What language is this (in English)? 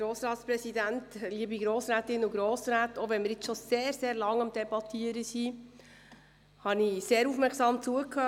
Swiss German